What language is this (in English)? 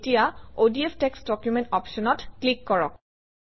Assamese